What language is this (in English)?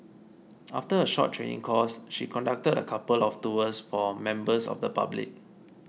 English